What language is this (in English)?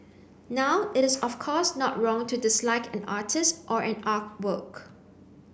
English